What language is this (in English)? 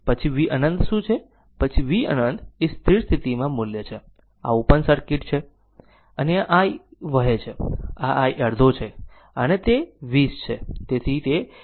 Gujarati